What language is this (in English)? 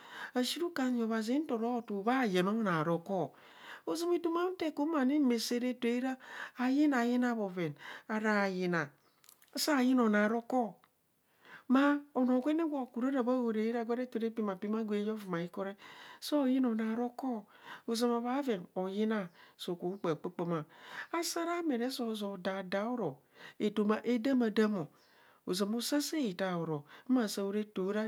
Kohumono